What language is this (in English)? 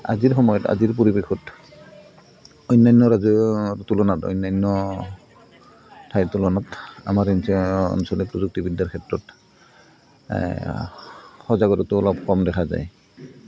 Assamese